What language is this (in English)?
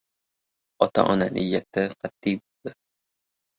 Uzbek